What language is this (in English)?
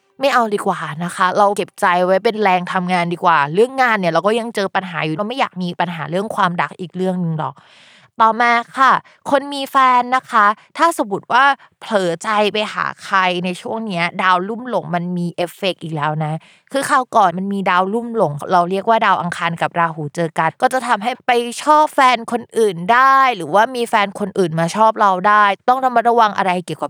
Thai